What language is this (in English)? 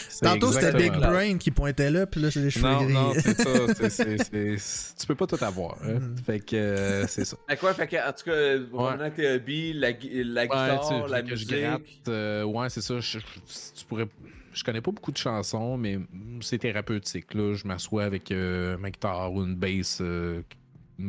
French